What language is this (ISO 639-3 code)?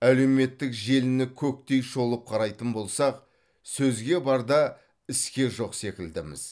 kaz